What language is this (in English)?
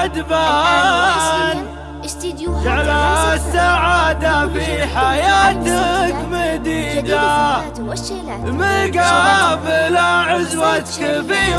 Arabic